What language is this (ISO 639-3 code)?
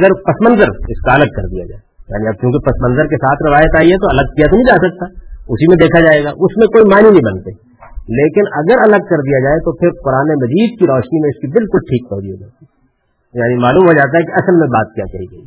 urd